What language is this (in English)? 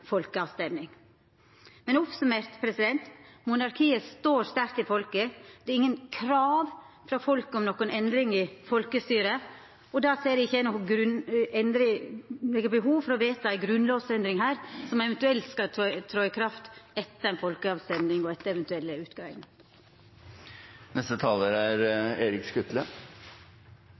Norwegian Nynorsk